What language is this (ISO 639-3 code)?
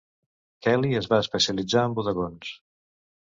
cat